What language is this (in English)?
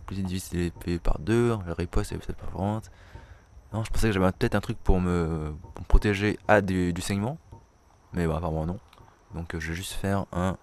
French